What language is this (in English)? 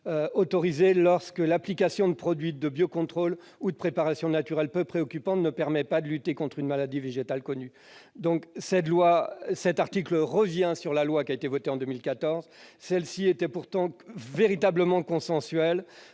French